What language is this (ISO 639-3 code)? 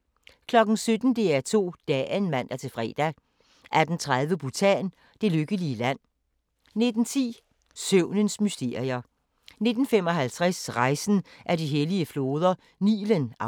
dan